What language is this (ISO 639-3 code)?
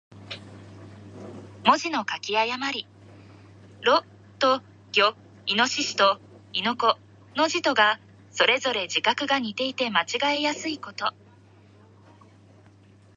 jpn